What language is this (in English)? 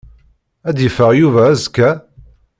Kabyle